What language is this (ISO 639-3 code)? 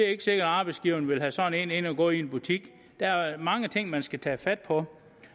dan